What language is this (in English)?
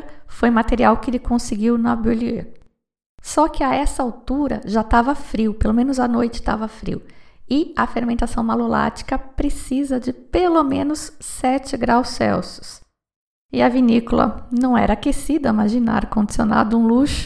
Portuguese